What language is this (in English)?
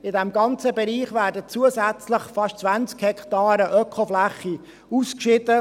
Swiss German